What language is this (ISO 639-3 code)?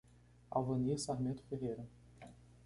por